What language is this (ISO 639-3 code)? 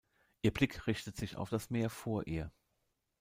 deu